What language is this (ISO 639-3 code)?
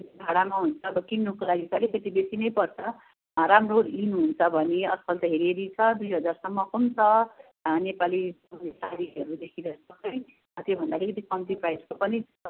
nep